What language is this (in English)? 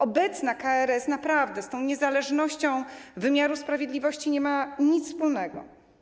Polish